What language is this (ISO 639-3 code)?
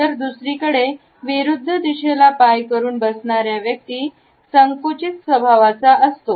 mar